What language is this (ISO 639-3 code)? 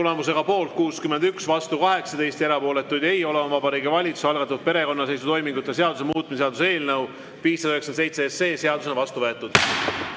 est